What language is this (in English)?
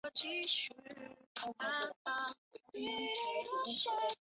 Chinese